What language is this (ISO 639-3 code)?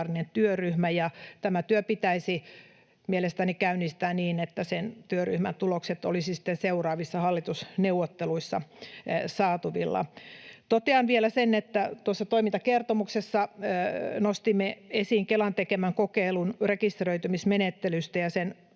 fin